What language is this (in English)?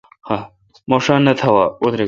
Kalkoti